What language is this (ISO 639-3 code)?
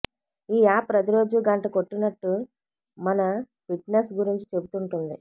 tel